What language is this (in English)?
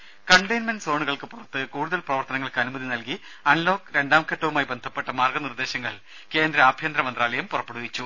Malayalam